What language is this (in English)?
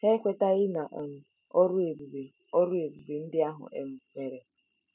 Igbo